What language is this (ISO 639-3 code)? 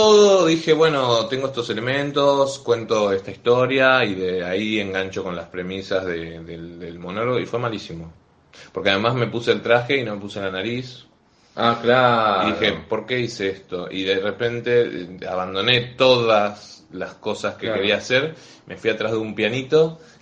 spa